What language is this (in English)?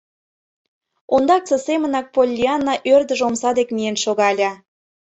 Mari